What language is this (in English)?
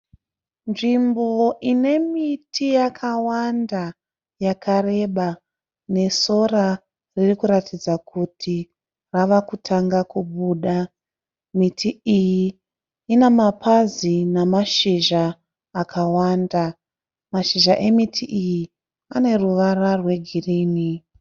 Shona